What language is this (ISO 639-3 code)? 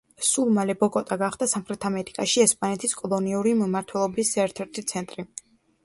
kat